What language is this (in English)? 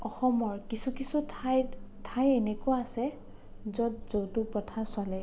Assamese